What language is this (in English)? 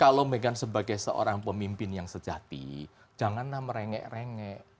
Indonesian